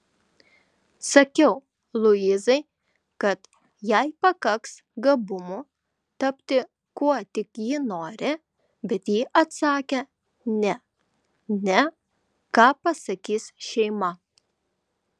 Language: Lithuanian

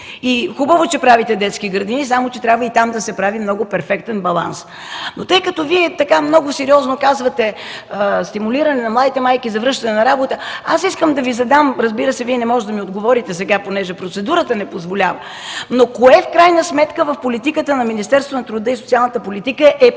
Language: Bulgarian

